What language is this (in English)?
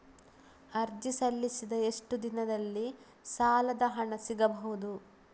Kannada